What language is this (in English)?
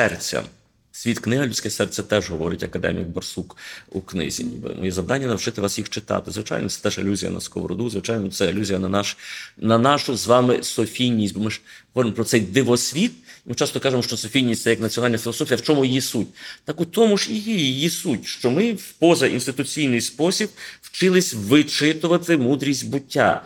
Ukrainian